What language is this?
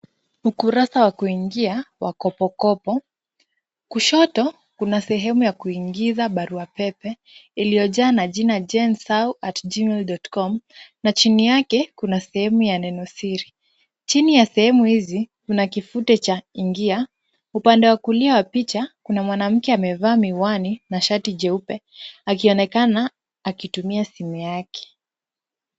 Swahili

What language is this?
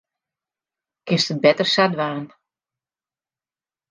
Western Frisian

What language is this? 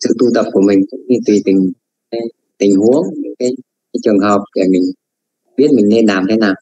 Vietnamese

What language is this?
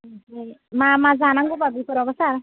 Bodo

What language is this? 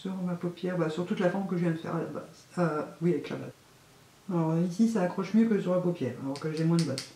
French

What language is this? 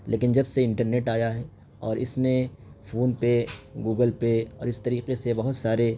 Urdu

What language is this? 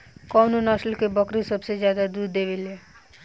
Bhojpuri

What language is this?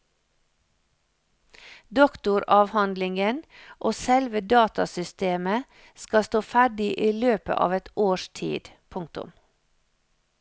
Norwegian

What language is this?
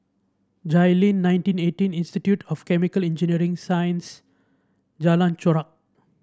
English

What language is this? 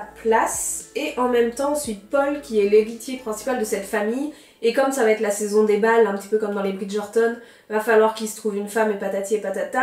French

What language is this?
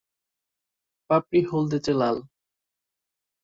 Bangla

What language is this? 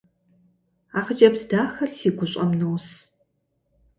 Kabardian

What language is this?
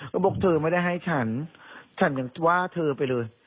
Thai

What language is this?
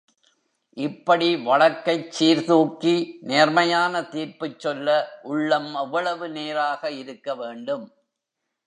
Tamil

